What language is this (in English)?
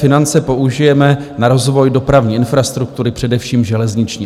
Czech